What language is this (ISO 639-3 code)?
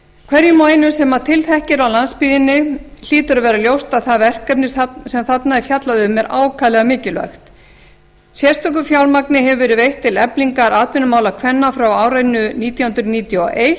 isl